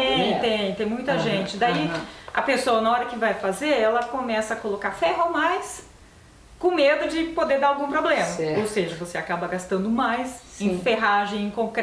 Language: Portuguese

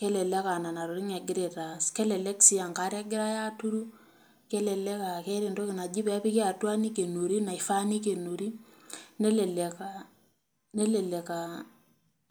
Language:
Masai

